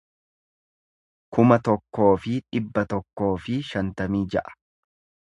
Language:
Oromo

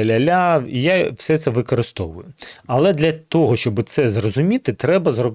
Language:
Ukrainian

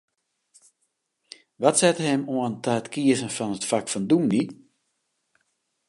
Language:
Western Frisian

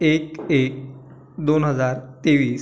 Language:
Marathi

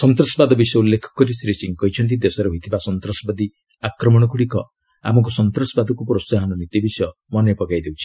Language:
Odia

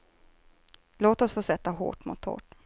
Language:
Swedish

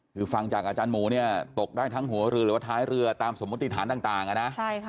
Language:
Thai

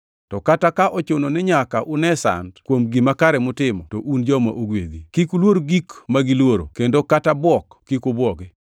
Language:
Luo (Kenya and Tanzania)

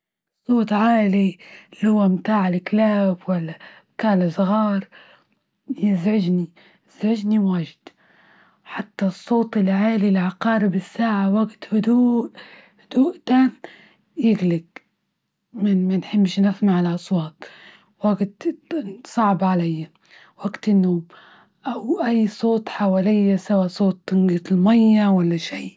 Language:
Libyan Arabic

